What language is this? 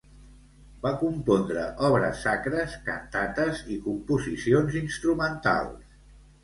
Catalan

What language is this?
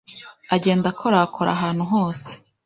Kinyarwanda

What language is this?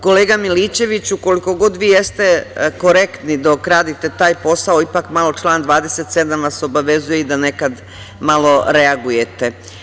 Serbian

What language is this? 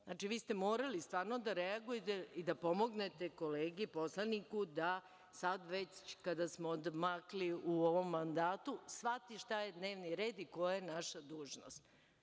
Serbian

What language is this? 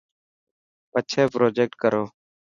Dhatki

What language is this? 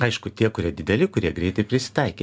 Lithuanian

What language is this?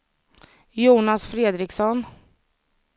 Swedish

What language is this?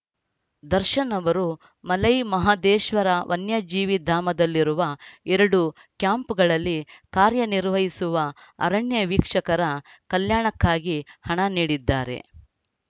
Kannada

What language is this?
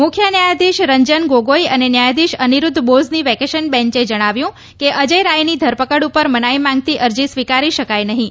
Gujarati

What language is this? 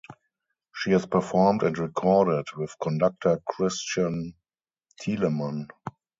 English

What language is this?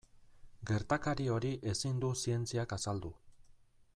Basque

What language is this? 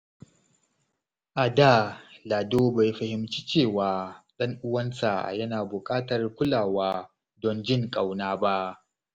Hausa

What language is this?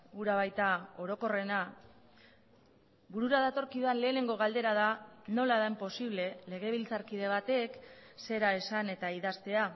Basque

